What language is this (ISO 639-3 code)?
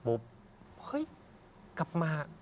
tha